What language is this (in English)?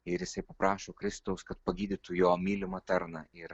Lithuanian